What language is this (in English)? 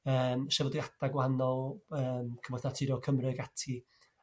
Welsh